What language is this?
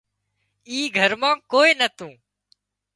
Wadiyara Koli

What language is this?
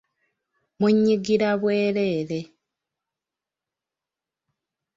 Ganda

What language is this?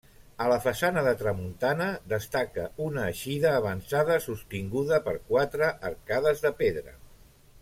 Catalan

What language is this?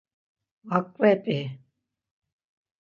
Laz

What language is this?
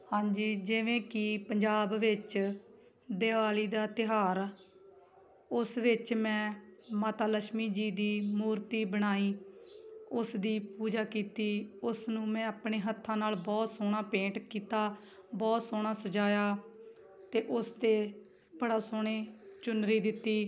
Punjabi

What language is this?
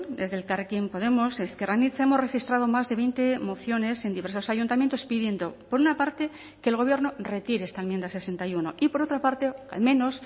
Spanish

